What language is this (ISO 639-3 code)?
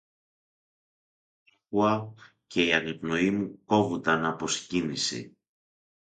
ell